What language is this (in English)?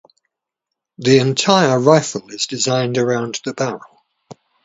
English